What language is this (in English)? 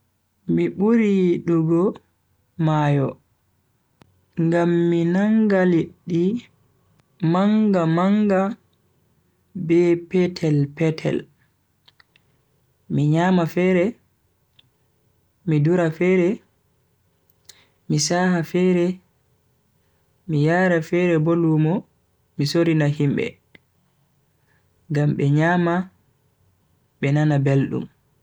Bagirmi Fulfulde